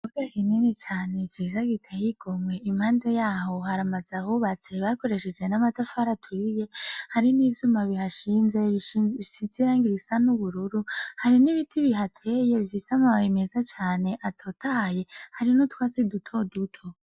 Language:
Rundi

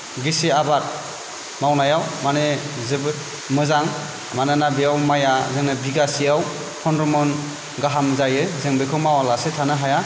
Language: Bodo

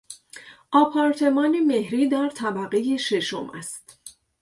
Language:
Persian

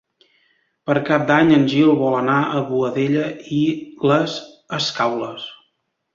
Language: Catalan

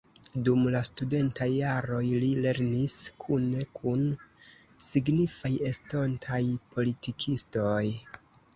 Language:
Esperanto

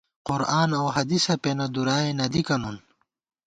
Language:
Gawar-Bati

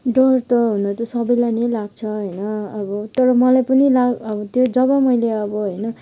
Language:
Nepali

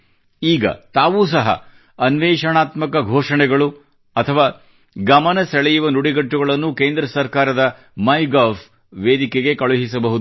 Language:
Kannada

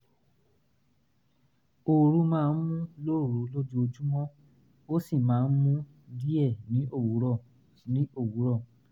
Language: Yoruba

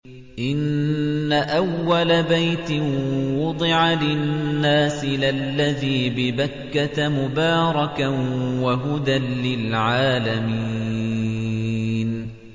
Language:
Arabic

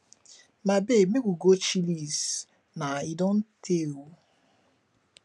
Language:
Nigerian Pidgin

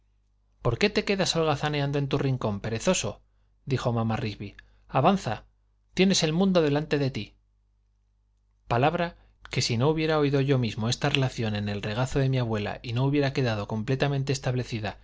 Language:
Spanish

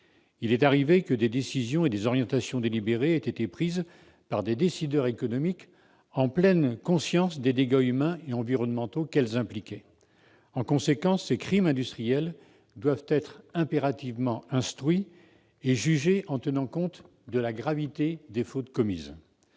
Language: French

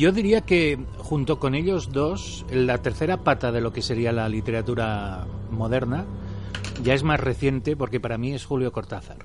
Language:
Spanish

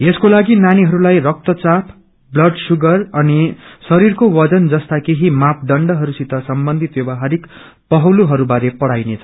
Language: Nepali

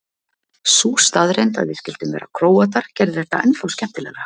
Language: Icelandic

